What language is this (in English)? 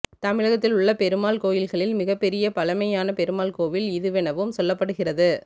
Tamil